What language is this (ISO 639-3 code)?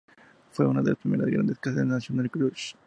spa